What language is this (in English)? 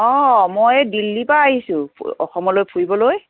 Assamese